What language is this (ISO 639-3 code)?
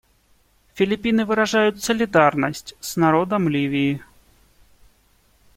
rus